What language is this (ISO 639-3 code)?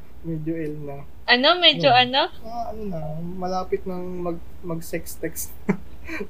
fil